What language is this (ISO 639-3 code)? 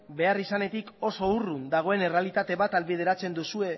eus